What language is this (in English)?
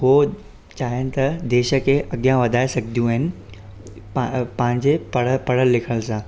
Sindhi